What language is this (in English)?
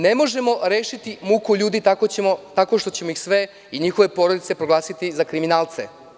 Serbian